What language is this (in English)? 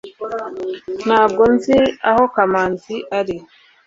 Kinyarwanda